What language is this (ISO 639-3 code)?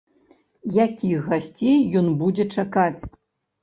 bel